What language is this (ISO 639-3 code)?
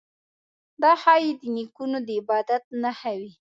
pus